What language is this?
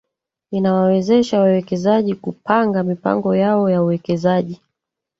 Swahili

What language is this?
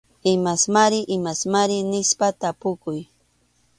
Arequipa-La Unión Quechua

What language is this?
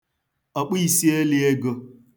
Igbo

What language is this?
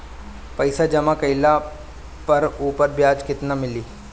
Bhojpuri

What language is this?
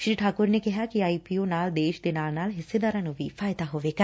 Punjabi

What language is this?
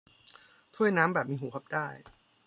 Thai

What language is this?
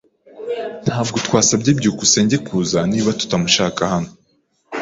Kinyarwanda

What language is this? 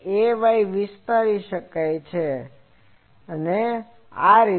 Gujarati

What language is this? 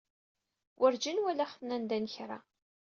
Kabyle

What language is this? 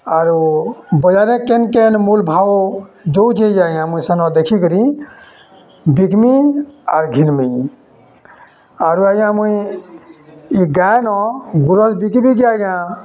Odia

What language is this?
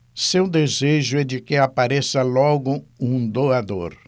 Portuguese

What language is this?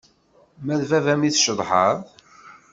Kabyle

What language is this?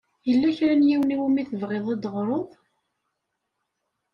Kabyle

